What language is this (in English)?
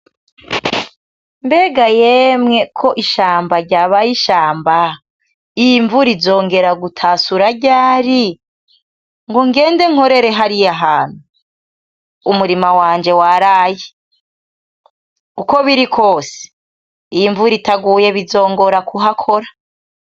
Rundi